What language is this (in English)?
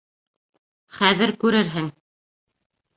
Bashkir